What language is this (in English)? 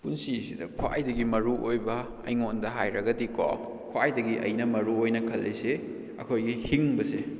Manipuri